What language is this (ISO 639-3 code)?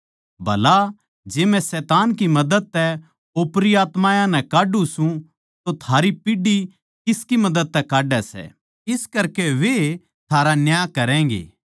bgc